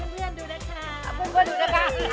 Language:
Thai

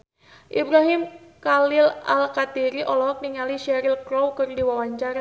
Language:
Sundanese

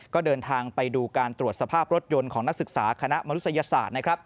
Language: Thai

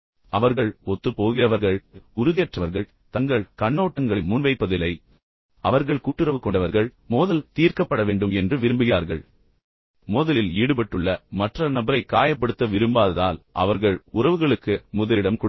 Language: Tamil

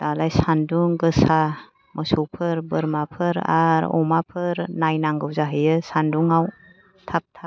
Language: Bodo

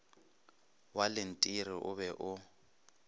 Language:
Northern Sotho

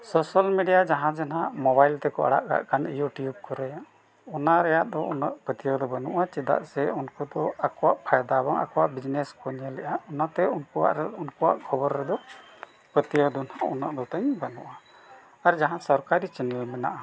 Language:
Santali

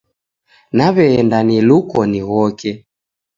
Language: Taita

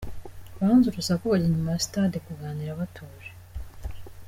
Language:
Kinyarwanda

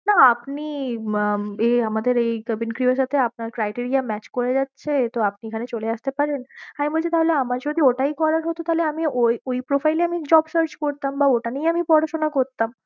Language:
Bangla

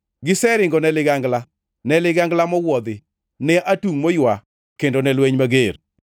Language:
Luo (Kenya and Tanzania)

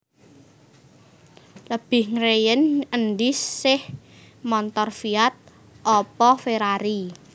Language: Javanese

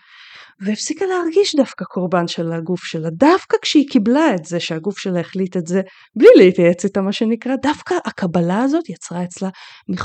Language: Hebrew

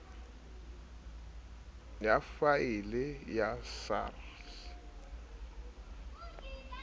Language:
Southern Sotho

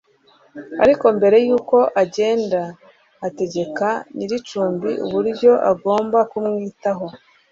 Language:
Kinyarwanda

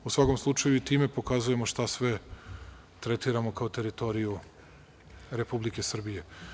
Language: Serbian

